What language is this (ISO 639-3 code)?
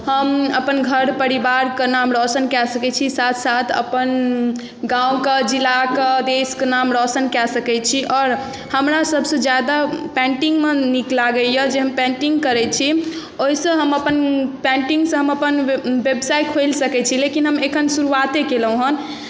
mai